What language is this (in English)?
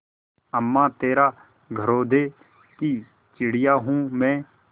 Hindi